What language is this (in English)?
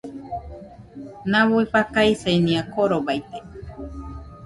Nüpode Huitoto